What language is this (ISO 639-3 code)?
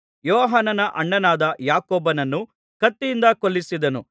kan